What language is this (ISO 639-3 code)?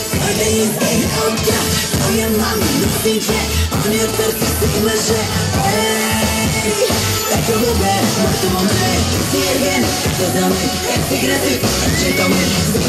ara